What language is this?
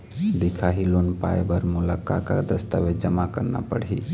Chhattisgarhi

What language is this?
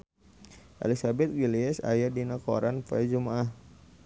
Sundanese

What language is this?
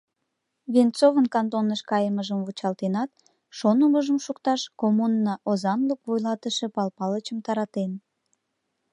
Mari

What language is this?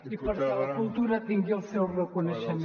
Catalan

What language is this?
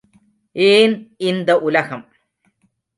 Tamil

